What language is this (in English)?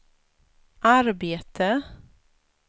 Swedish